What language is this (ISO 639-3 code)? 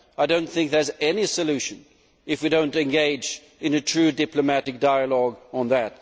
eng